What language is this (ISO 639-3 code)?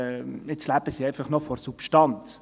gsw